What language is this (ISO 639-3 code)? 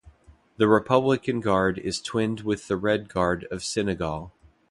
eng